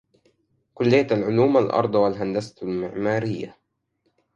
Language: Arabic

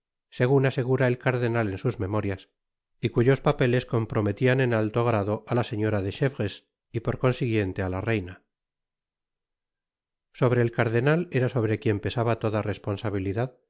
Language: Spanish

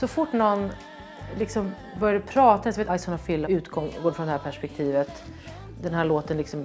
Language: Swedish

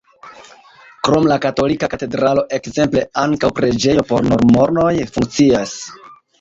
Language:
Esperanto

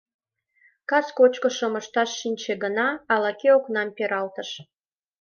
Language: Mari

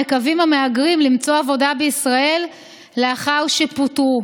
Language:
Hebrew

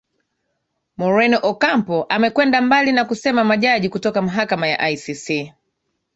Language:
Swahili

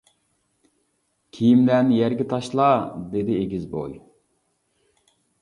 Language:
Uyghur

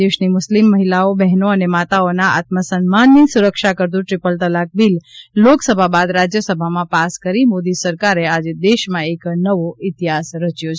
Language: Gujarati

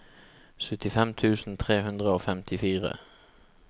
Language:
Norwegian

